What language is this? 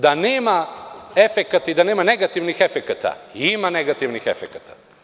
Serbian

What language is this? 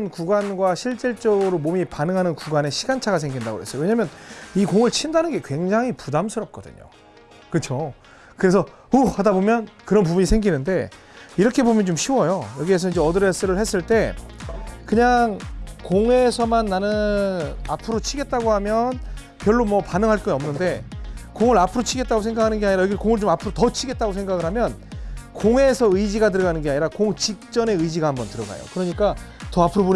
Korean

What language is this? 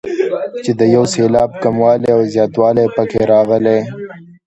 Pashto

